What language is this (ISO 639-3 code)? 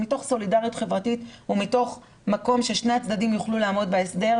heb